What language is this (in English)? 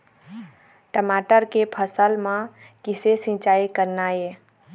Chhattisgarhi